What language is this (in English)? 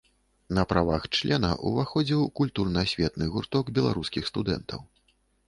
Belarusian